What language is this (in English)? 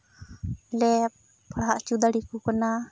Santali